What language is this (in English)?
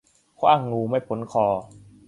Thai